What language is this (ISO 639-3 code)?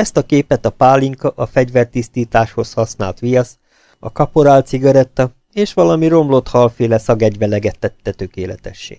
hun